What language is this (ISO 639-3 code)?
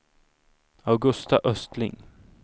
swe